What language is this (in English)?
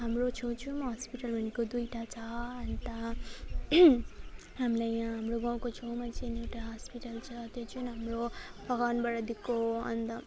Nepali